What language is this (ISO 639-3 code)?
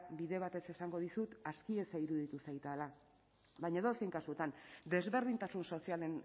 eus